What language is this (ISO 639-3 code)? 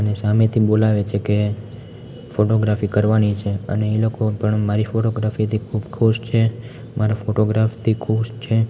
guj